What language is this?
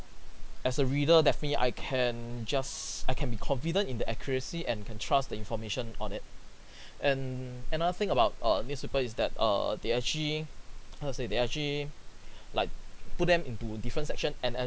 English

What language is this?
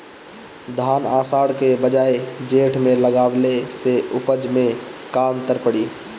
Bhojpuri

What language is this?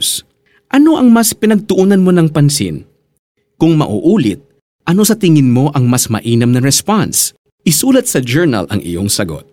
Filipino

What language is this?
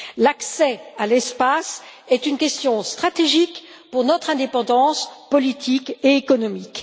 French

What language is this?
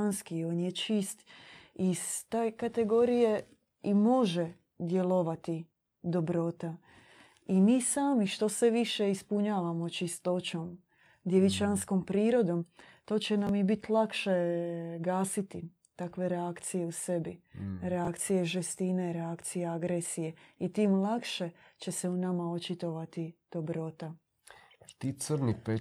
Croatian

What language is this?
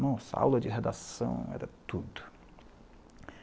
Portuguese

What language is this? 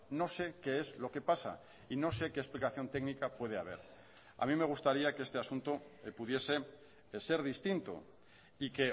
Spanish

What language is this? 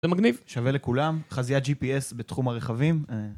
Hebrew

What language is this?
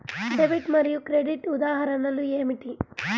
Telugu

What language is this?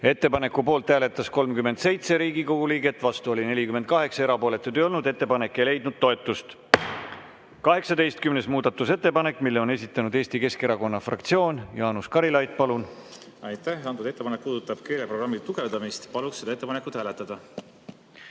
Estonian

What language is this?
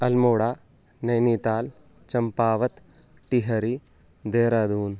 Sanskrit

